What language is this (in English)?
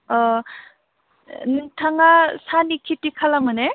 Bodo